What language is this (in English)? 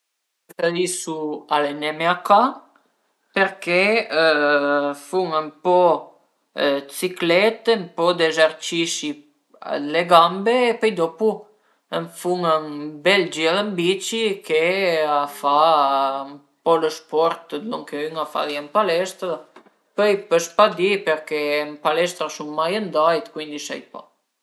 Piedmontese